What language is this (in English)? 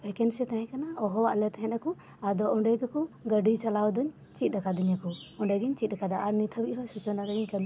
Santali